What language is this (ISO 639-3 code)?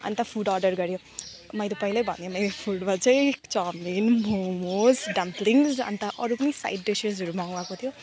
nep